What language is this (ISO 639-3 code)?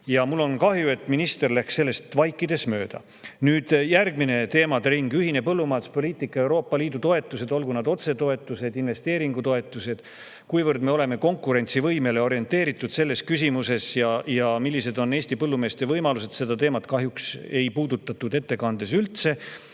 est